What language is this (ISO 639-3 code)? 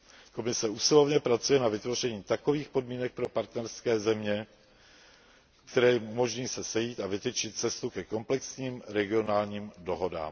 ces